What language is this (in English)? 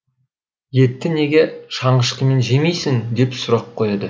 Kazakh